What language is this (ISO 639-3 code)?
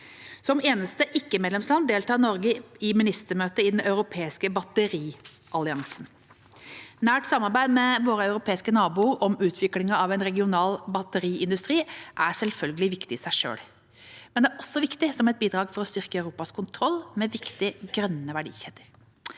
nor